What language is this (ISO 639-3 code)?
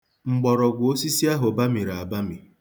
ibo